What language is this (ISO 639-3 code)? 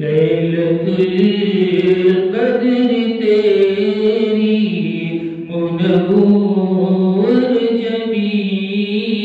ara